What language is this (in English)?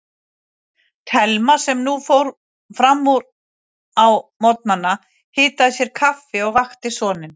Icelandic